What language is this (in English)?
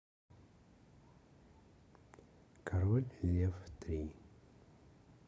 Russian